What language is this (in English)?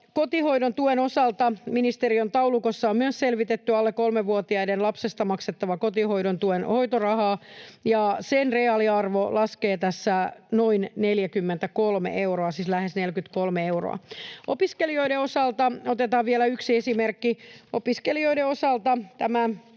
Finnish